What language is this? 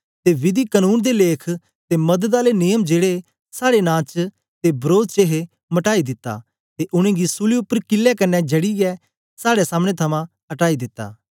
Dogri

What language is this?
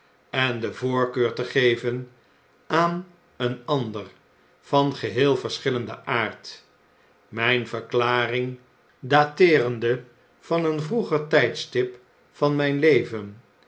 Dutch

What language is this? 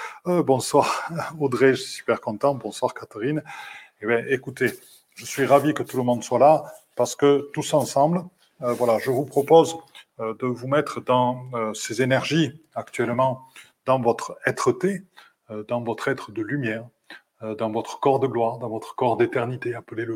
French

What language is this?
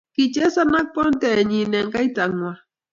Kalenjin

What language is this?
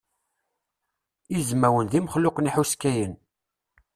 Kabyle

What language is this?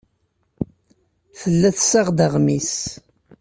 Kabyle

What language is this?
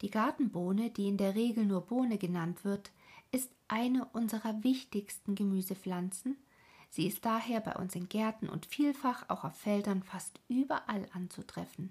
German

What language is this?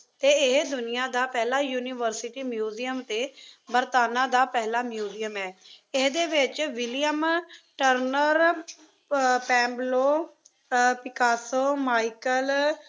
Punjabi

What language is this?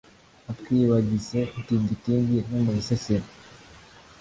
Kinyarwanda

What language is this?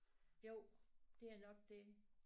Danish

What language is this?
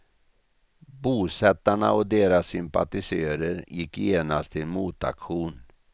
Swedish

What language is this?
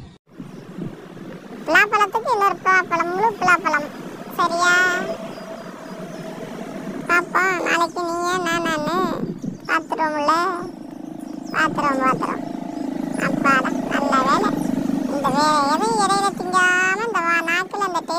Tamil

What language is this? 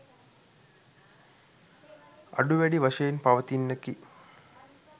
Sinhala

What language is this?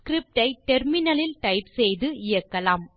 Tamil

